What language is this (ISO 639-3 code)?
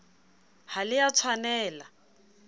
sot